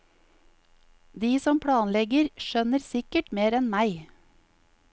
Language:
Norwegian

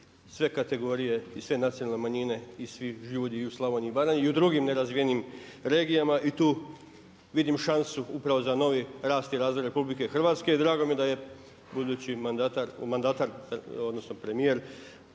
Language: Croatian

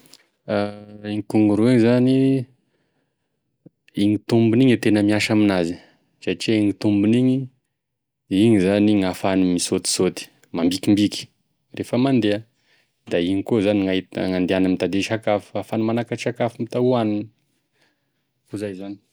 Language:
Tesaka Malagasy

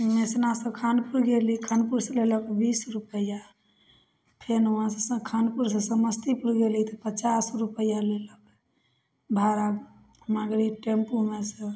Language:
Maithili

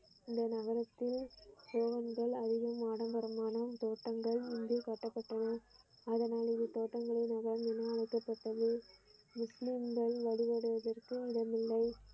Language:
Tamil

